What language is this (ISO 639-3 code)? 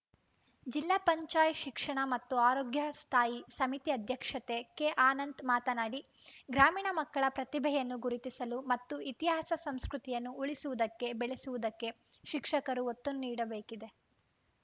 kan